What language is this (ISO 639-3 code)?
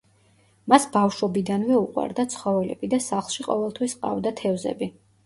kat